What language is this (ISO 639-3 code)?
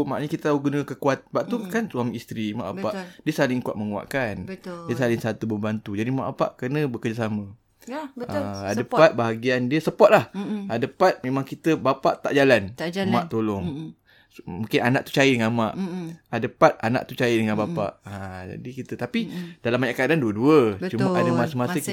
msa